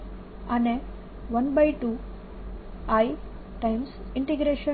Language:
Gujarati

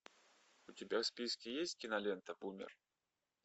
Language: Russian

